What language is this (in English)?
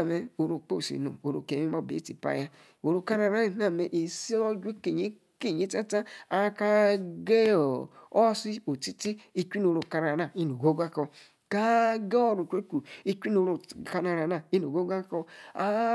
Yace